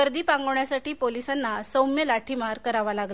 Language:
Marathi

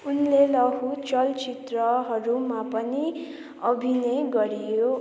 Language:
Nepali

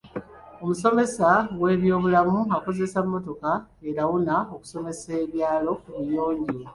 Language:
Ganda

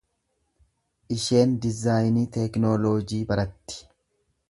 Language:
Oromo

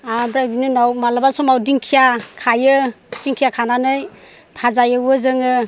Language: Bodo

